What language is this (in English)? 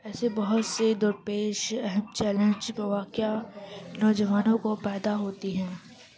Urdu